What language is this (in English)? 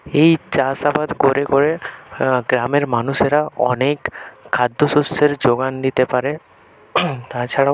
Bangla